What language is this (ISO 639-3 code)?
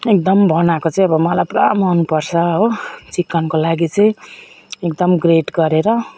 nep